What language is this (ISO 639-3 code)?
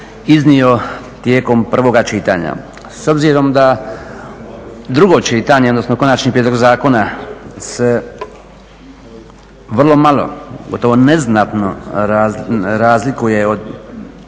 hrv